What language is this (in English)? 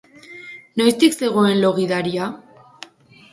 Basque